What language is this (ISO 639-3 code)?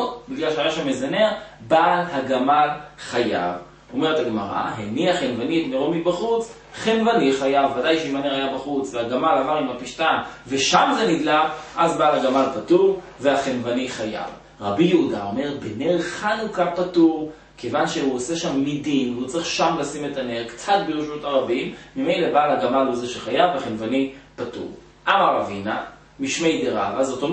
heb